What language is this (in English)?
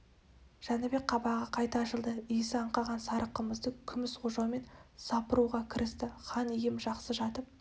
Kazakh